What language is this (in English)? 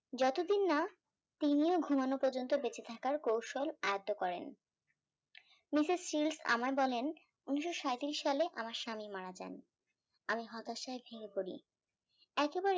Bangla